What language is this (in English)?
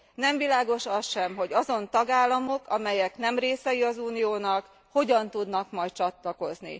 Hungarian